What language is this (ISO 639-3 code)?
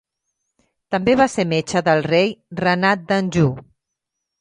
cat